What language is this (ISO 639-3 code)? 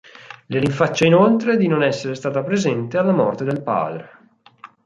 ita